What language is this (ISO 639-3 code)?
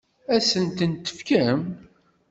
kab